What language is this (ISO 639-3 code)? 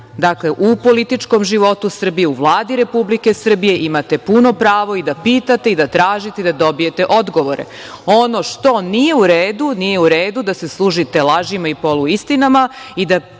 srp